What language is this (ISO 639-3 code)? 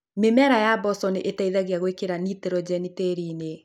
kik